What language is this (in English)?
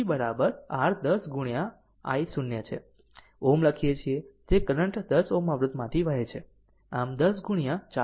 Gujarati